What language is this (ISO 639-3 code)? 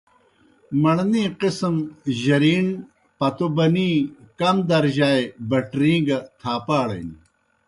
plk